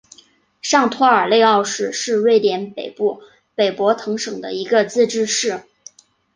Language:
Chinese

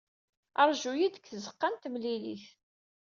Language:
Kabyle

